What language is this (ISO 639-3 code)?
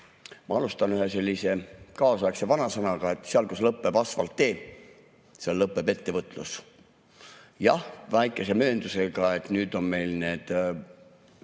est